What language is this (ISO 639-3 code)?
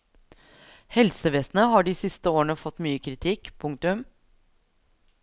nor